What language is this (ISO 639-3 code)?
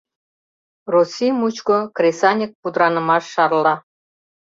chm